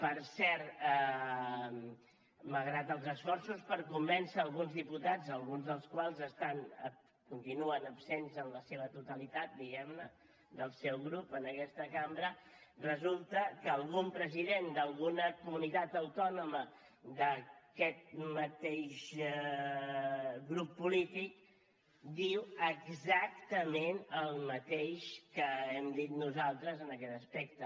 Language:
Catalan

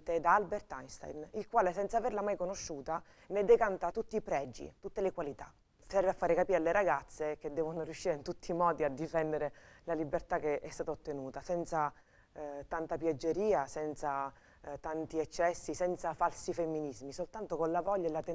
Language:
Italian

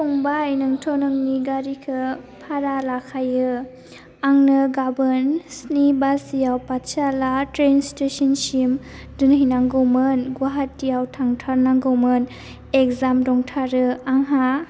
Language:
Bodo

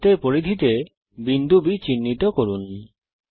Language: Bangla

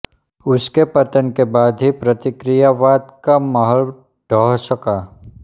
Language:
Hindi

